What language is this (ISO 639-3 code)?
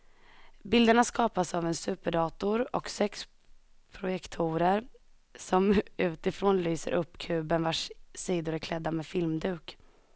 swe